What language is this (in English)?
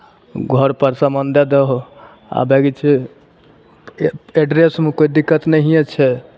Maithili